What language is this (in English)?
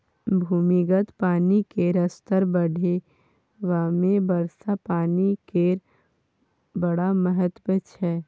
Maithili